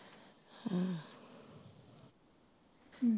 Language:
Punjabi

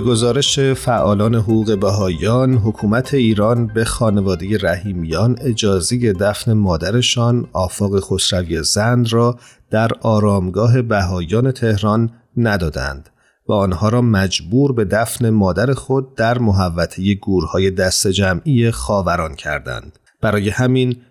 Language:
Persian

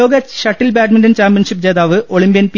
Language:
Malayalam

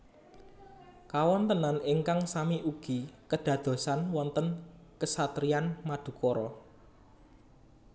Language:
Javanese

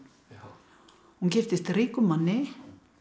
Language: Icelandic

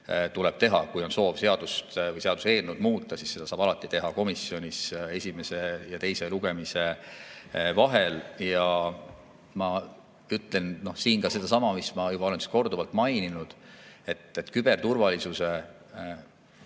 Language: Estonian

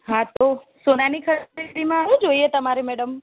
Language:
Gujarati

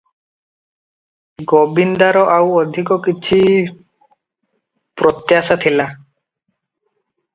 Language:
Odia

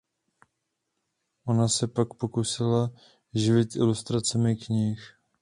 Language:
Czech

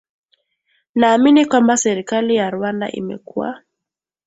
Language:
Swahili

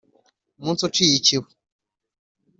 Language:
Kinyarwanda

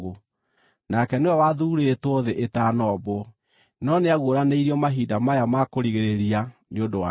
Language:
Kikuyu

